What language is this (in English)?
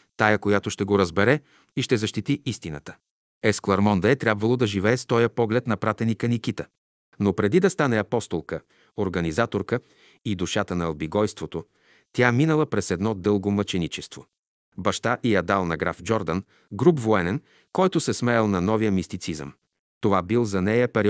Bulgarian